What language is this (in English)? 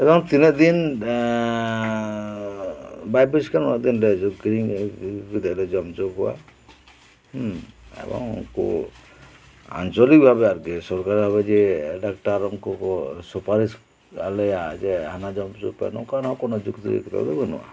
Santali